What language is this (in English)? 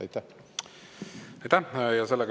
Estonian